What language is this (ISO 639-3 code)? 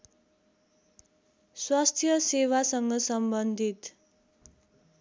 nep